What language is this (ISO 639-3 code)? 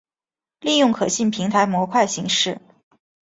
zho